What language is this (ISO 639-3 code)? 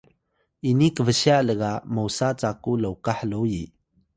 tay